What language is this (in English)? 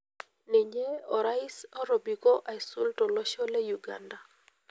Masai